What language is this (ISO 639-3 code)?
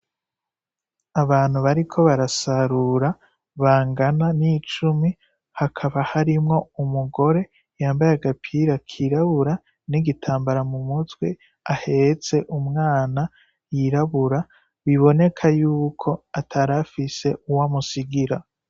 run